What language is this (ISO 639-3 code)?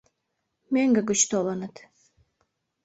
chm